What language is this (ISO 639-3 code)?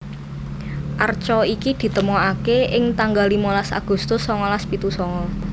jav